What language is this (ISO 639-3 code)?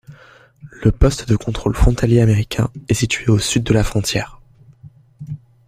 fra